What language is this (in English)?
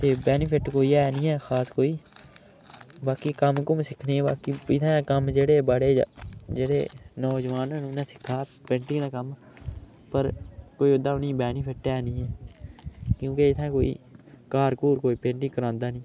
Dogri